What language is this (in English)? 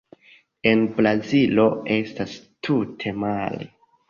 Esperanto